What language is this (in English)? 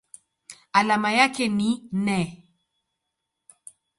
Swahili